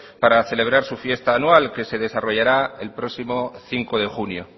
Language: Spanish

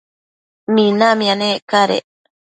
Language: Matsés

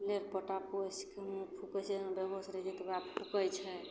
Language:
Maithili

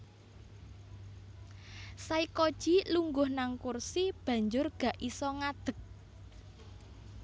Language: Javanese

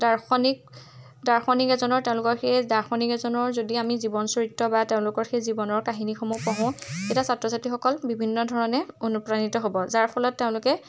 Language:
Assamese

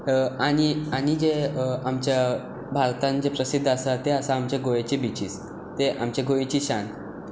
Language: Konkani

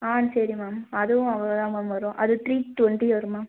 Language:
Tamil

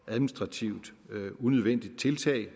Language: Danish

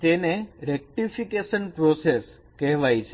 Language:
Gujarati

